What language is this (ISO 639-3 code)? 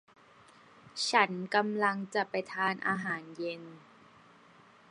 tha